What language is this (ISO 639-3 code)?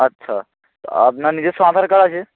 ben